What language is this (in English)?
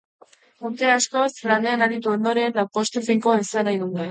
Basque